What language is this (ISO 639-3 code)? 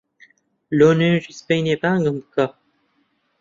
ckb